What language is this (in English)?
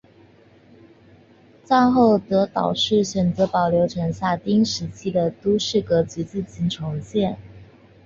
Chinese